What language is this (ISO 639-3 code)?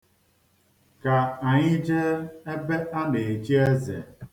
ibo